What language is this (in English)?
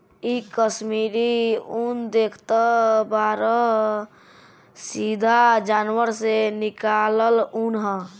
Bhojpuri